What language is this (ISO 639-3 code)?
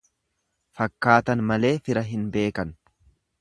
orm